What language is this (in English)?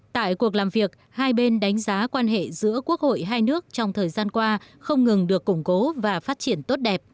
Vietnamese